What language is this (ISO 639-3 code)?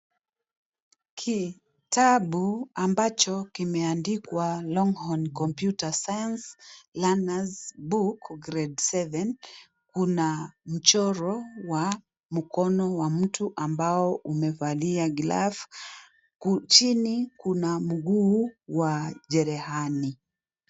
swa